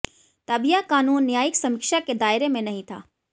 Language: Hindi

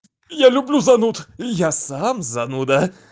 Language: Russian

